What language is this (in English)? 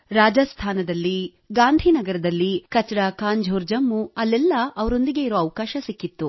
Kannada